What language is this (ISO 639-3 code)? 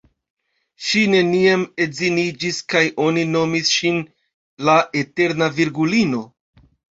epo